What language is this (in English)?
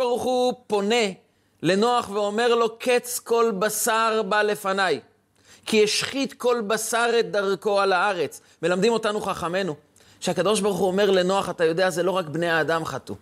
Hebrew